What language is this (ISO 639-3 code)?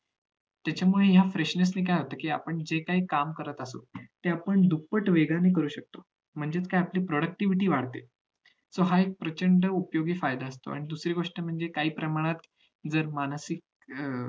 mar